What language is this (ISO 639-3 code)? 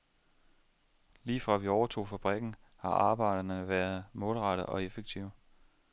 dan